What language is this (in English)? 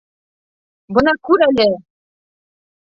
Bashkir